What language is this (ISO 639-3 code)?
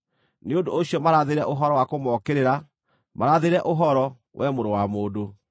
kik